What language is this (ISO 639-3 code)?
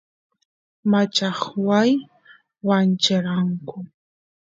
qus